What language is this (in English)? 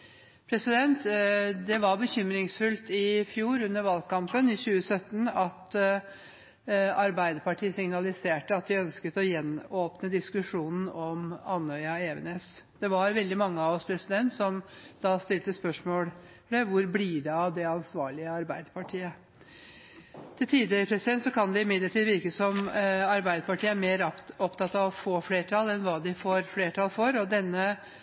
Norwegian Bokmål